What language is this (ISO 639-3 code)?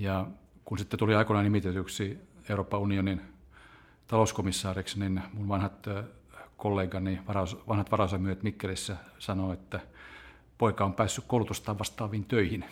fin